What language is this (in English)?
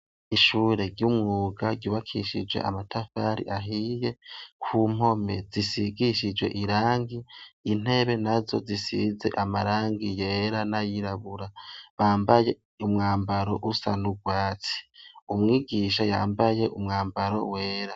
Rundi